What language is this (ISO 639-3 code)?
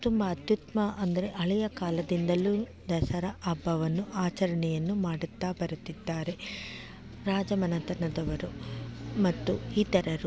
kan